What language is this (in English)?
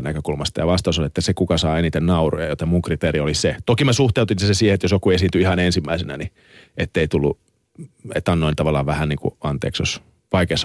Finnish